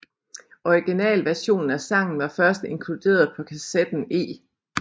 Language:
Danish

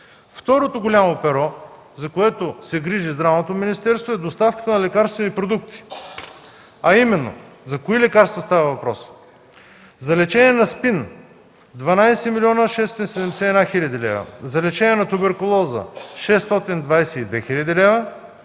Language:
Bulgarian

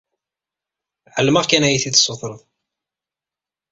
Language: Kabyle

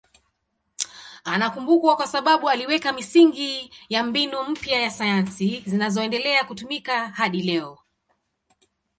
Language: Swahili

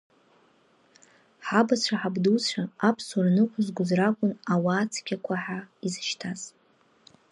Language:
Abkhazian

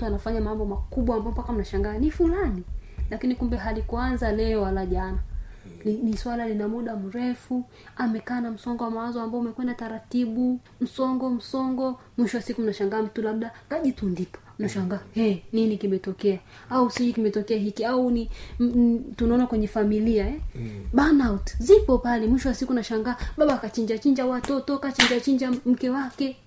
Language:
Swahili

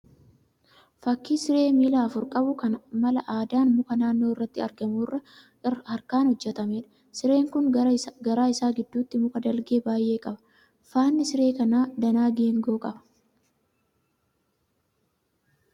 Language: Oromo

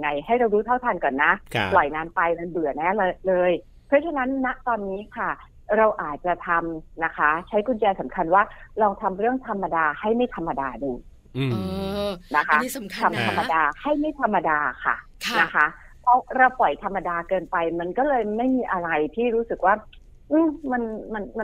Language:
Thai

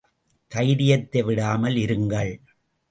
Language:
Tamil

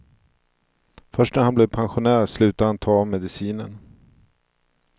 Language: Swedish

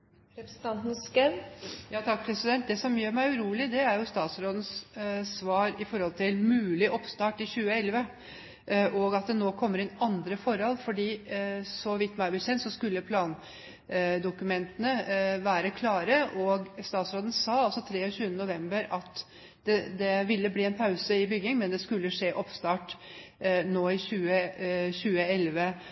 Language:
Norwegian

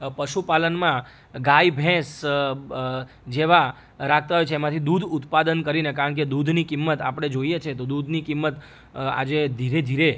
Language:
Gujarati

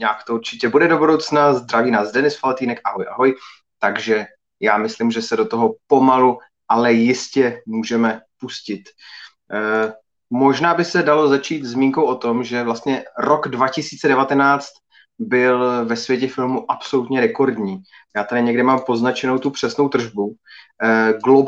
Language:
Czech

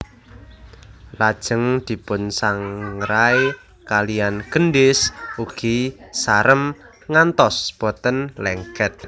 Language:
Javanese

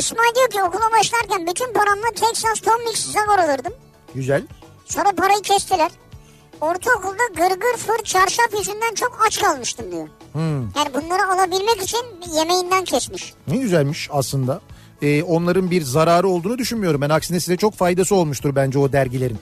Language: Turkish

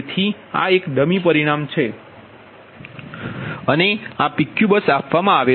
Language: Gujarati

